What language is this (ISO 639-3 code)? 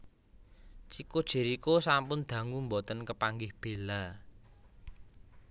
jav